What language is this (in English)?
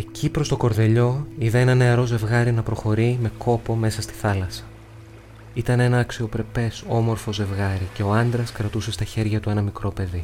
Greek